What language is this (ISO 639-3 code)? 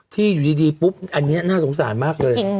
tha